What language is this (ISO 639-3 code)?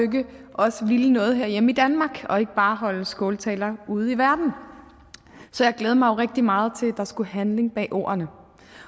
dan